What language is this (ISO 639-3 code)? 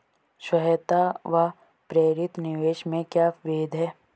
hin